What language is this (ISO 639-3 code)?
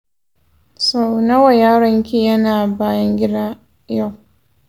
hau